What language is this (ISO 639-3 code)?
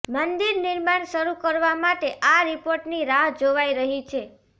guj